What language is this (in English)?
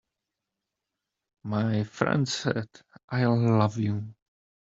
English